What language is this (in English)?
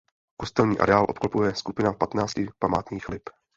Czech